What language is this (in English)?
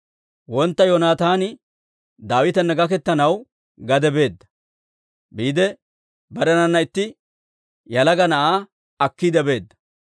Dawro